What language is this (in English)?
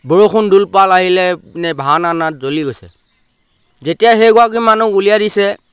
Assamese